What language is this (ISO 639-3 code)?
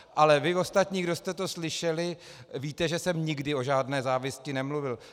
ces